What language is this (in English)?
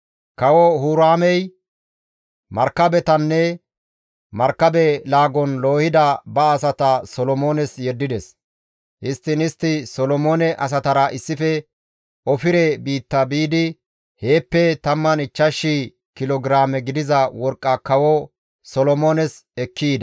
Gamo